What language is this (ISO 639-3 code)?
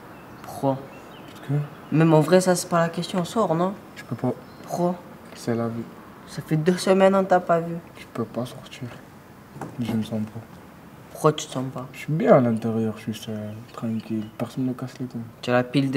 fra